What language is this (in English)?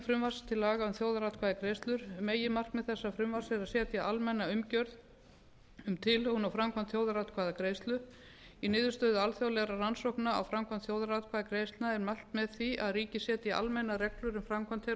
Icelandic